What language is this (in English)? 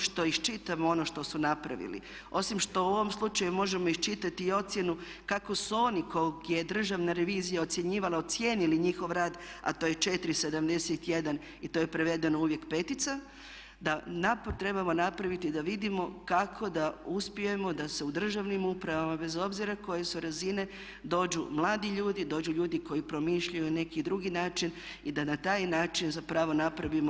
Croatian